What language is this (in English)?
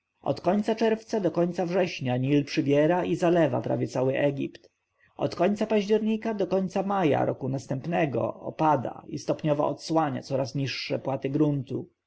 Polish